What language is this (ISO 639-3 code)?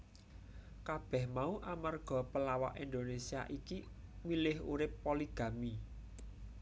jav